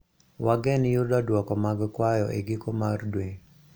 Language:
Luo (Kenya and Tanzania)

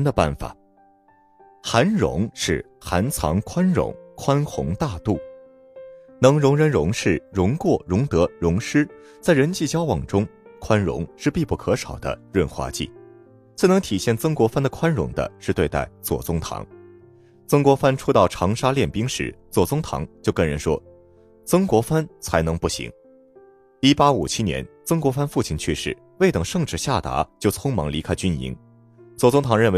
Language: Chinese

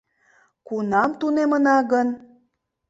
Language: Mari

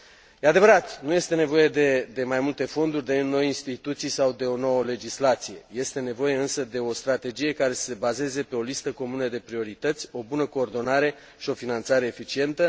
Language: Romanian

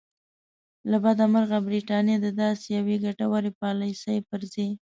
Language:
Pashto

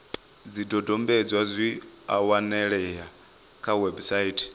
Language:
Venda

